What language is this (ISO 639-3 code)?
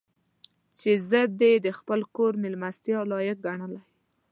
pus